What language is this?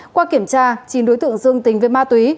Vietnamese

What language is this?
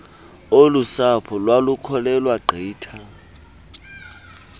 Xhosa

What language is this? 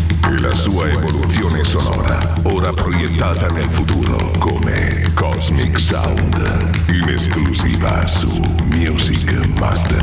Italian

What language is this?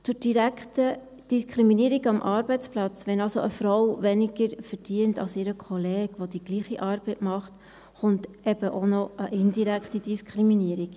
Swiss German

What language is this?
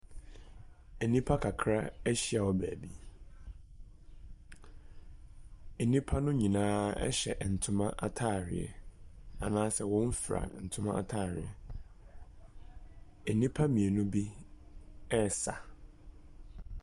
Akan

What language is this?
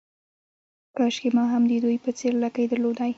Pashto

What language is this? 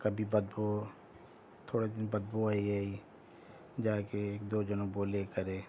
Urdu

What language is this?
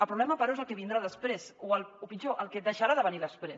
Catalan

